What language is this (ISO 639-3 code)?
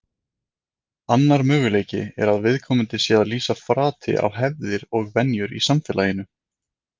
isl